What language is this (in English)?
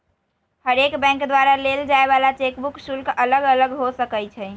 Magahi